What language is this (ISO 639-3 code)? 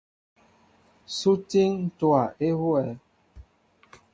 mbo